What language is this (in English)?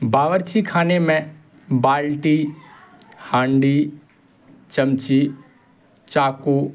Urdu